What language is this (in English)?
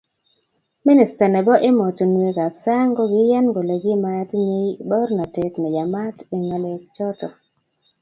Kalenjin